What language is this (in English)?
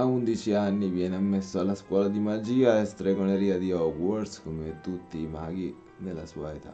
Italian